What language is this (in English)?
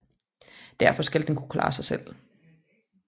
Danish